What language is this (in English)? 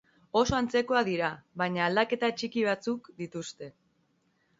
Basque